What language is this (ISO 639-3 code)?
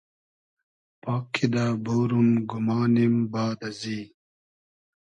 haz